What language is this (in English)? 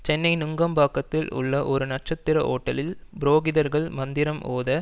Tamil